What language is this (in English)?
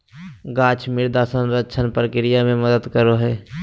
Magahi